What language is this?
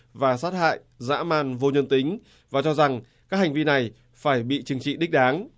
Vietnamese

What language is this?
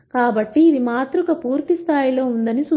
Telugu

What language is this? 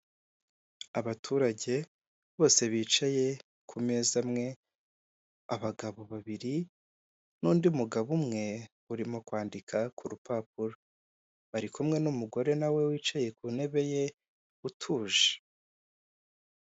Kinyarwanda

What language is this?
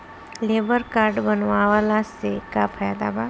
Bhojpuri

